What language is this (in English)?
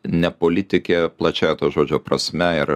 Lithuanian